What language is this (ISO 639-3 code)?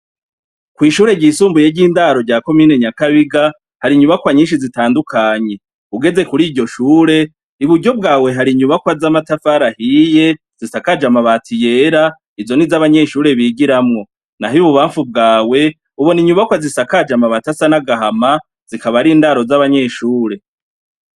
run